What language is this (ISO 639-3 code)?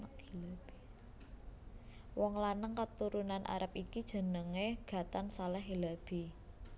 jav